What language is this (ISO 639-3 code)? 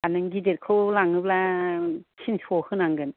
brx